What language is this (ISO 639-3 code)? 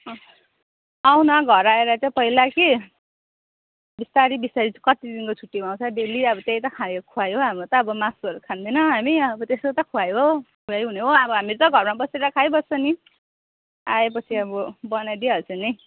nep